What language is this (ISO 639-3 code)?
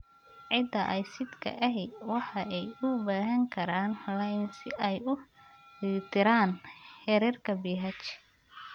som